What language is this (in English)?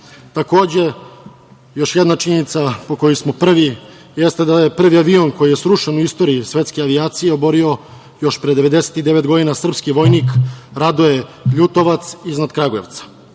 Serbian